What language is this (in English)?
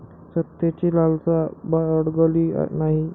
Marathi